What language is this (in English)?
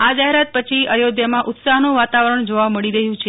Gujarati